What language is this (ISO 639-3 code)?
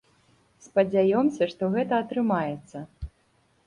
bel